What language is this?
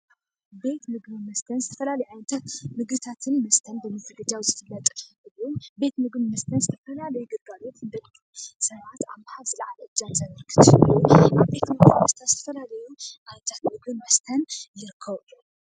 Tigrinya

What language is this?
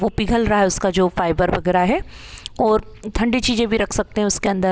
Hindi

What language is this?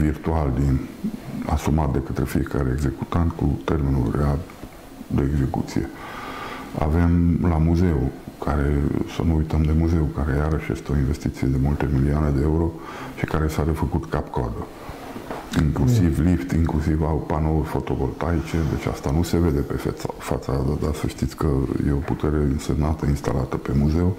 Romanian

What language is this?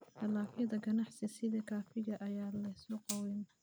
Somali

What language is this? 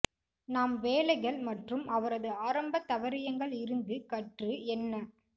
Tamil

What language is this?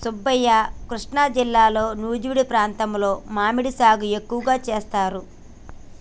Telugu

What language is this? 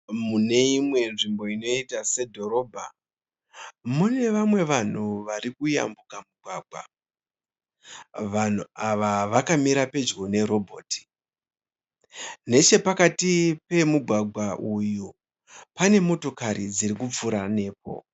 Shona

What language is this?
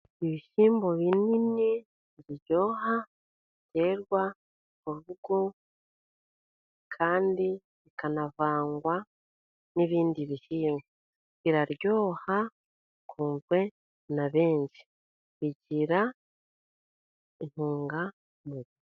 Kinyarwanda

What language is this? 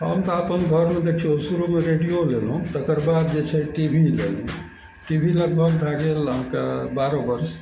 Maithili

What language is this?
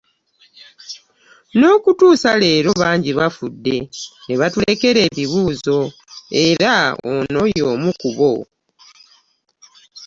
Ganda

